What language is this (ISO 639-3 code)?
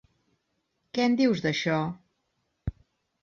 cat